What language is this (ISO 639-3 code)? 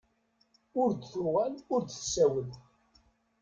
kab